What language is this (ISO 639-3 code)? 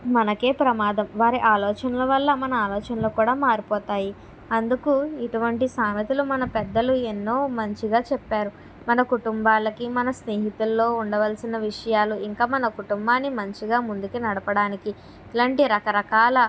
tel